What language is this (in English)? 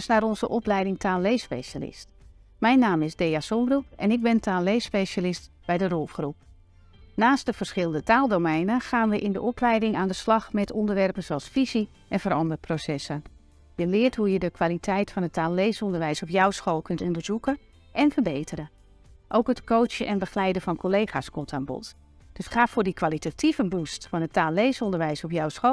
Dutch